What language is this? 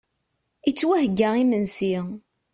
Kabyle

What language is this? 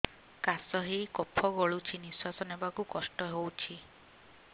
Odia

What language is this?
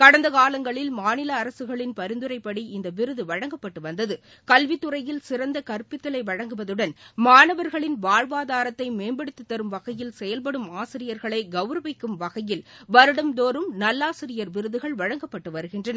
Tamil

